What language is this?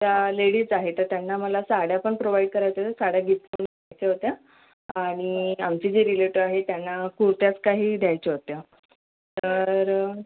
Marathi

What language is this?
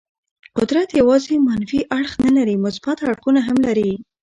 Pashto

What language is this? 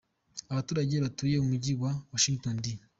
Kinyarwanda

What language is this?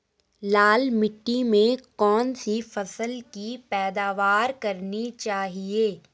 Hindi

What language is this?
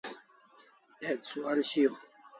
Kalasha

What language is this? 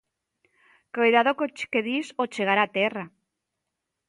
Galician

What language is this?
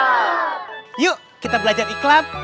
Indonesian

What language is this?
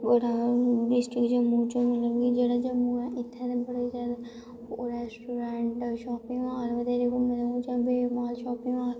Dogri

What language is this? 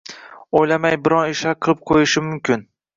Uzbek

